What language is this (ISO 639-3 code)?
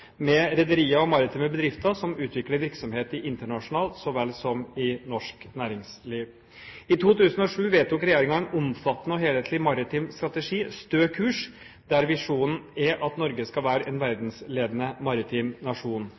nob